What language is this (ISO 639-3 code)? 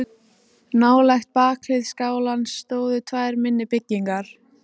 isl